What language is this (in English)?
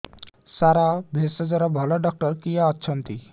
Odia